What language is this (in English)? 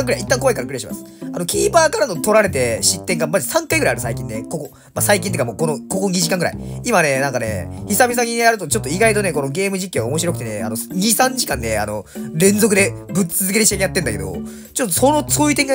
Japanese